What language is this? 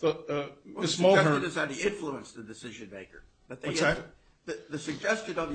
English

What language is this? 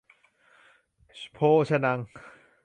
Thai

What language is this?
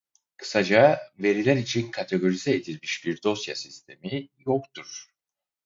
Turkish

